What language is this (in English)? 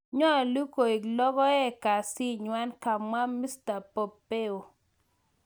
Kalenjin